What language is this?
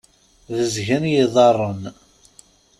Kabyle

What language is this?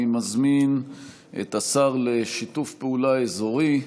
Hebrew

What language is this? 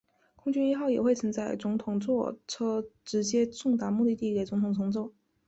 Chinese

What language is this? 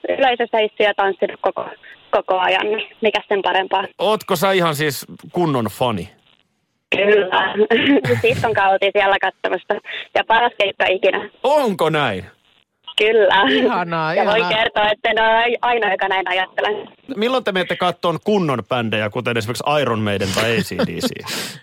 Finnish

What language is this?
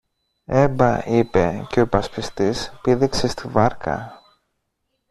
Greek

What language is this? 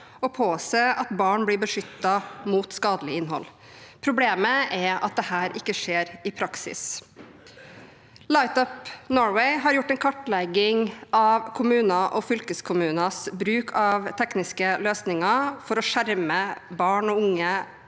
Norwegian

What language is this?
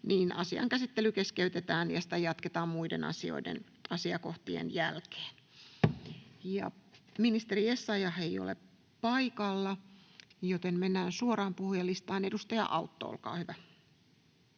Finnish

